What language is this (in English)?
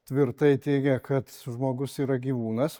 Lithuanian